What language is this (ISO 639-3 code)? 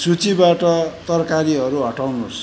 nep